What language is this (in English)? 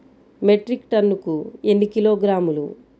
Telugu